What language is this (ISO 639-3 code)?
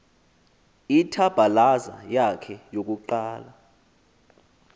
xho